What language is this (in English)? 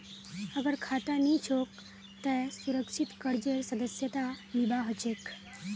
Magahi